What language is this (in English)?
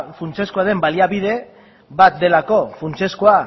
Basque